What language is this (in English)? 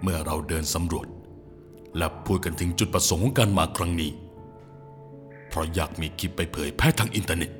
Thai